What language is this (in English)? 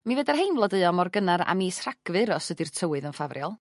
Welsh